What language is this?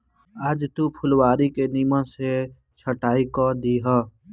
Bhojpuri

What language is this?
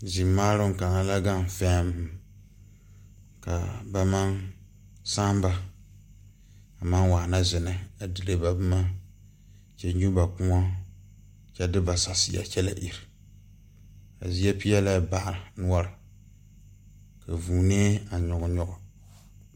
Southern Dagaare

